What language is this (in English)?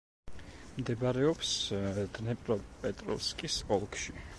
Georgian